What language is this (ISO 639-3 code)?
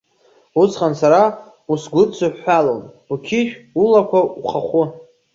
abk